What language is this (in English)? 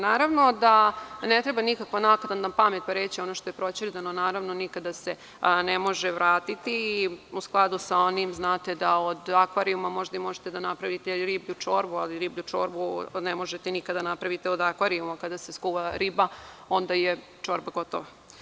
Serbian